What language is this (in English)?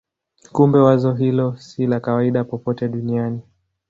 Swahili